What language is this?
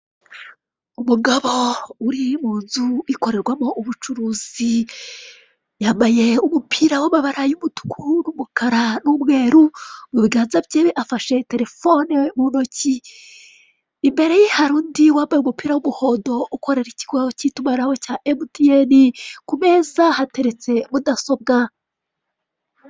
Kinyarwanda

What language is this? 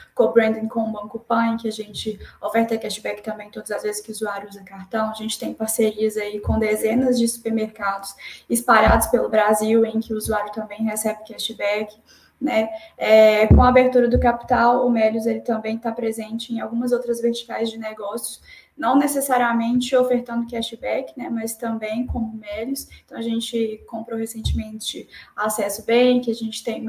Portuguese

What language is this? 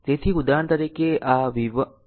Gujarati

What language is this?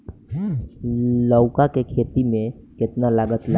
Bhojpuri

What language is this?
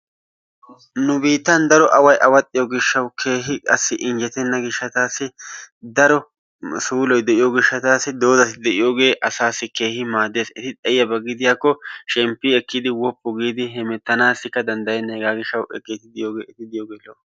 Wolaytta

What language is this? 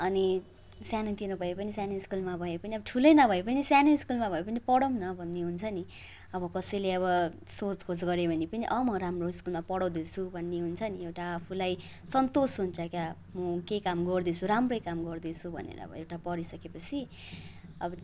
Nepali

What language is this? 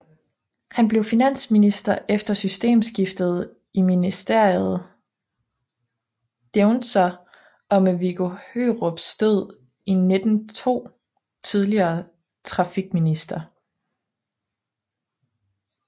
Danish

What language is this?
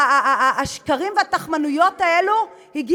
Hebrew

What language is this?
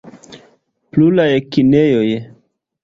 Esperanto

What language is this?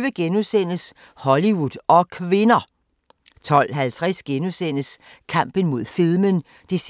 Danish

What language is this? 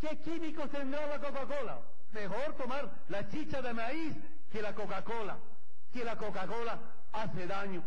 Spanish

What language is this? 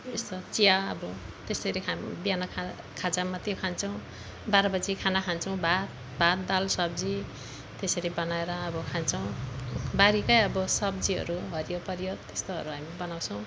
Nepali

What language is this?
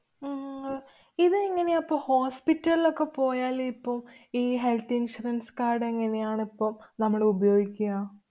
Malayalam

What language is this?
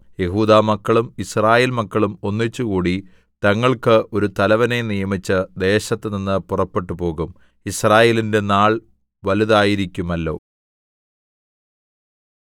Malayalam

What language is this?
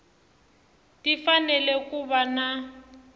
Tsonga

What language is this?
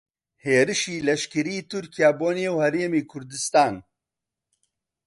Central Kurdish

